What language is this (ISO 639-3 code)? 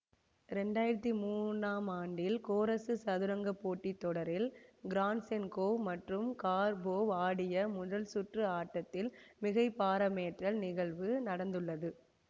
tam